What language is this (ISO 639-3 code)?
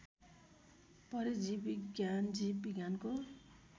nep